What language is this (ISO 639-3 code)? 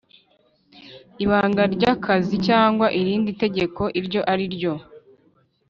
kin